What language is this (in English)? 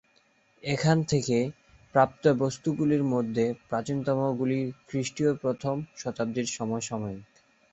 Bangla